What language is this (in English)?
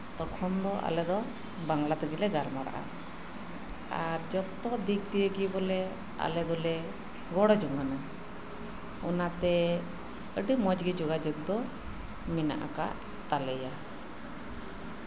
Santali